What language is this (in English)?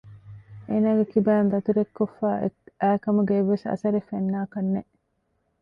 Divehi